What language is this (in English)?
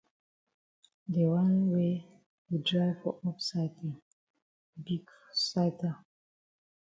Cameroon Pidgin